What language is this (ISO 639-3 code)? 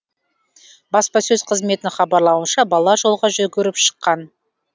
kaz